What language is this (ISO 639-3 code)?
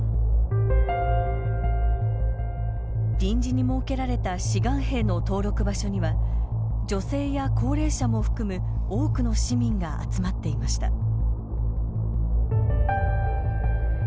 jpn